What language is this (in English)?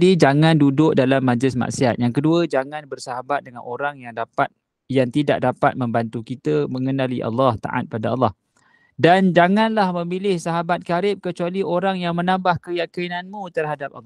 Malay